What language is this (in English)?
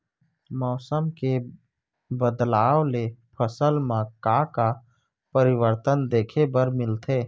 Chhattisgarhi